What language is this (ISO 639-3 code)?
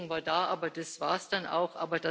deu